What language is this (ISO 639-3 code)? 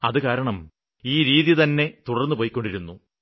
mal